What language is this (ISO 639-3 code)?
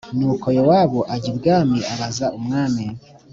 kin